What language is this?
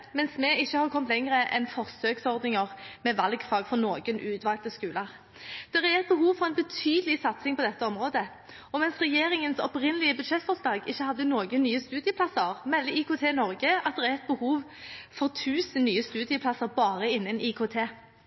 Norwegian Bokmål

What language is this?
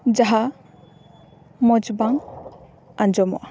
Santali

